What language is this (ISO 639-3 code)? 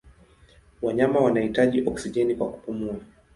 swa